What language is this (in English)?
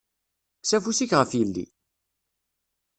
Kabyle